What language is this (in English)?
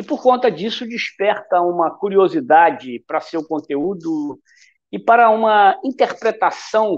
Portuguese